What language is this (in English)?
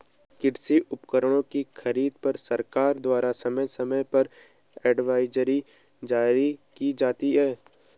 Hindi